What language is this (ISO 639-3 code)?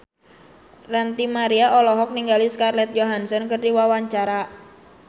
sun